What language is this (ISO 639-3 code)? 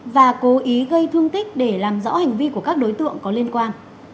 vie